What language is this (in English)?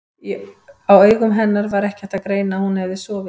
Icelandic